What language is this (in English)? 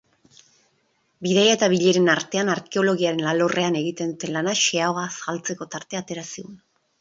Basque